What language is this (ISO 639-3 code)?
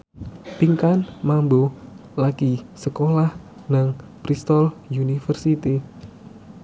jav